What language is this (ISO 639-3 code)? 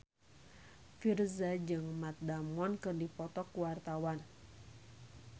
sun